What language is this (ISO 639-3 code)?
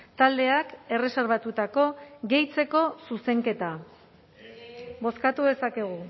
eus